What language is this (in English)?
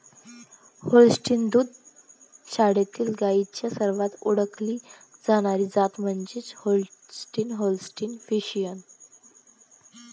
Marathi